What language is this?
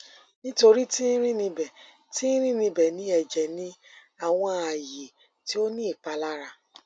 Yoruba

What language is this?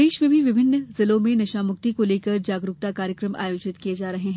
Hindi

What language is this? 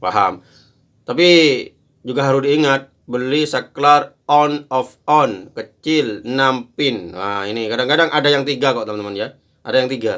Indonesian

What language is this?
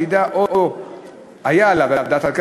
Hebrew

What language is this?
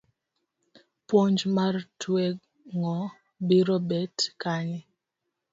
Luo (Kenya and Tanzania)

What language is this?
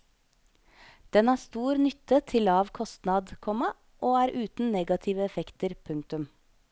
Norwegian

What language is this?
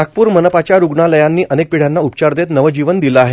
Marathi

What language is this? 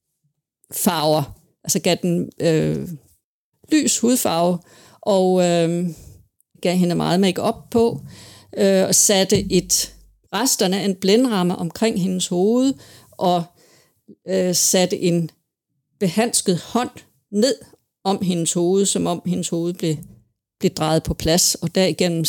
Danish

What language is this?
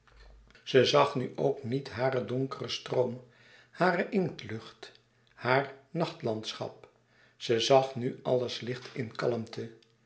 Dutch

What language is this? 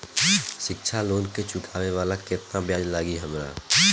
Bhojpuri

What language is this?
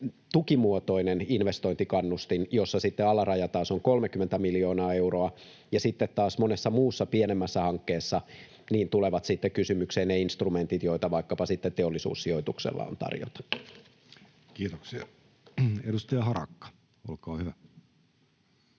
Finnish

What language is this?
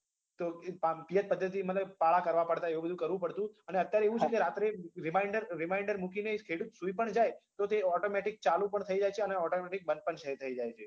Gujarati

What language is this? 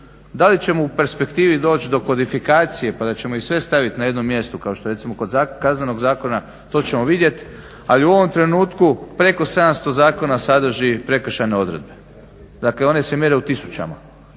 Croatian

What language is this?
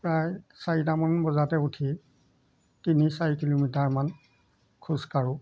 Assamese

